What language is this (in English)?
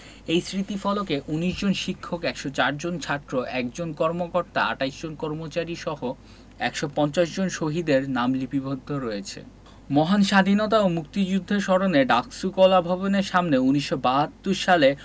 Bangla